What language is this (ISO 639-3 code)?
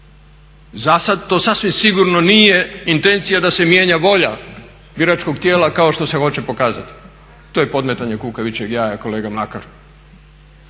hrv